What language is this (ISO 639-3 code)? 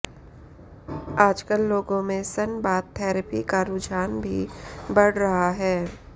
hin